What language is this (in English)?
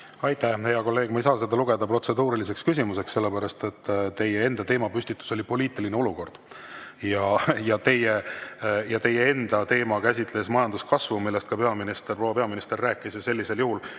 Estonian